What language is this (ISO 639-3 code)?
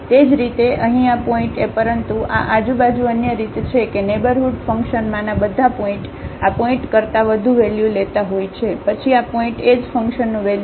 guj